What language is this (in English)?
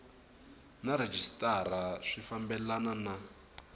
Tsonga